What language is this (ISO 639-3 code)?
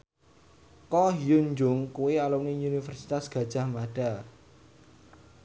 jav